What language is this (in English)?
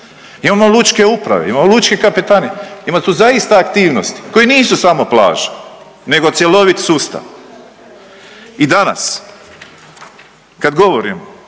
Croatian